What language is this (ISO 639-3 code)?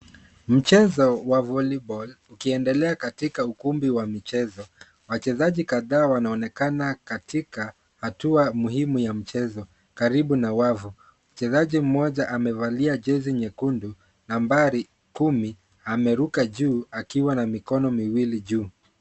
swa